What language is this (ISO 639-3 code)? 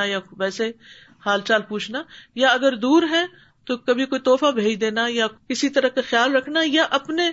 urd